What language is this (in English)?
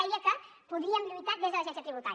Catalan